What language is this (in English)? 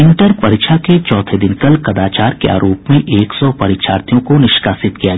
Hindi